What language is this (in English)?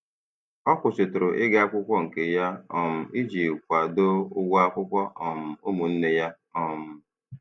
Igbo